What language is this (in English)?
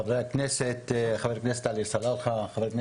Hebrew